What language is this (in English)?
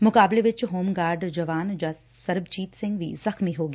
Punjabi